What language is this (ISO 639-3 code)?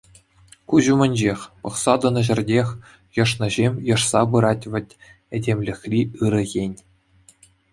chv